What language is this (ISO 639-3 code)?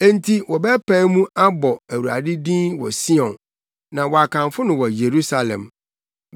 aka